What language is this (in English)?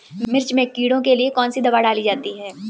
Hindi